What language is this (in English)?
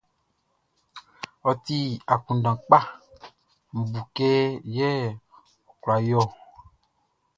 Baoulé